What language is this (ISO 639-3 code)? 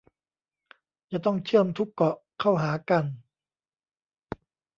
tha